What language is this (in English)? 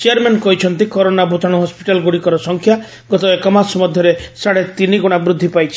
Odia